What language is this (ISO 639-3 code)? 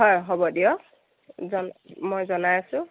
asm